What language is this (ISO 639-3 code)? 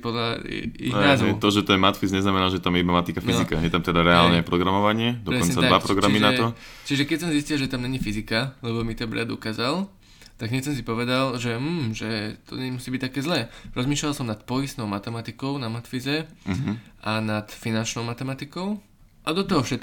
slk